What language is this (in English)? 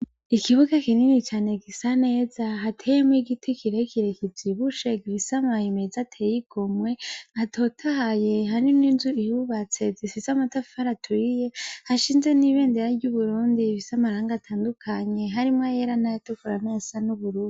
Rundi